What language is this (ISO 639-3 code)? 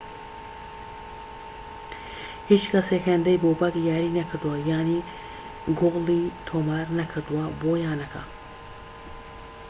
ckb